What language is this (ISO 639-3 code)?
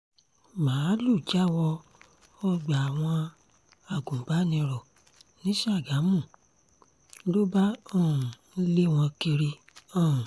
yor